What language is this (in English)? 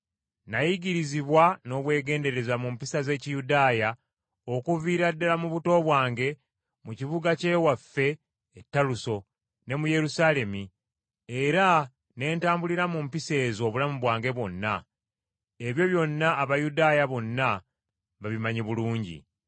Ganda